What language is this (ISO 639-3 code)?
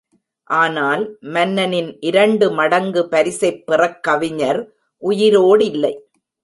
tam